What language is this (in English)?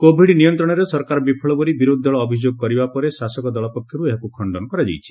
Odia